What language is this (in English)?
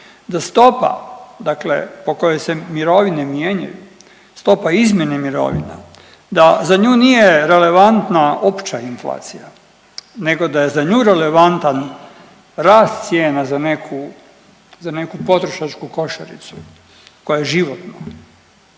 Croatian